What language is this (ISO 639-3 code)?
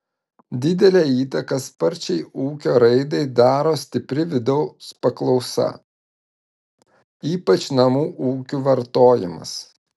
lit